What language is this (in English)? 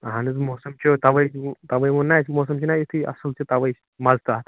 Kashmiri